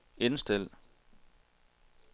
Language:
Danish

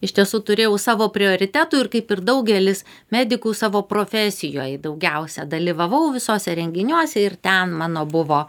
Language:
Lithuanian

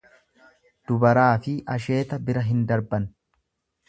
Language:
Oromo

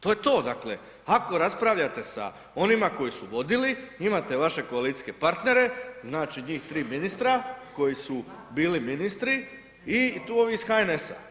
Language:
Croatian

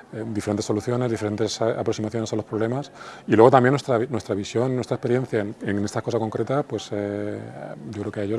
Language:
Spanish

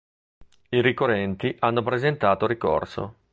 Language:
Italian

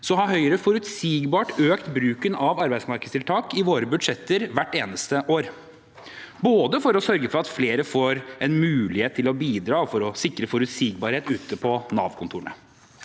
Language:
Norwegian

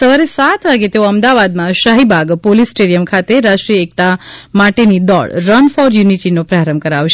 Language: Gujarati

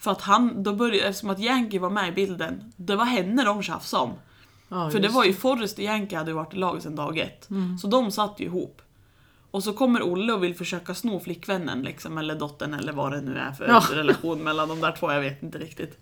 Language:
Swedish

